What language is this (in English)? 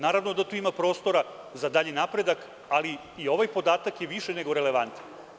Serbian